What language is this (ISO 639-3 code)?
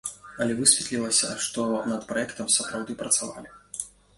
bel